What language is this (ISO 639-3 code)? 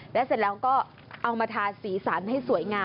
tha